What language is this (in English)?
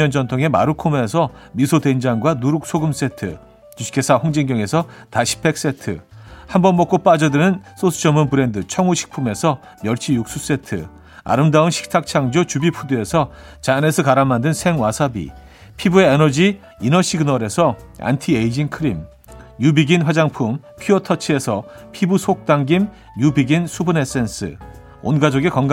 Korean